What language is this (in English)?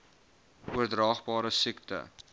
Afrikaans